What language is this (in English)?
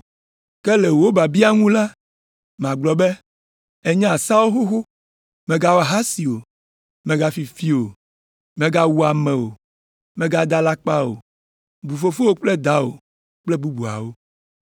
Ewe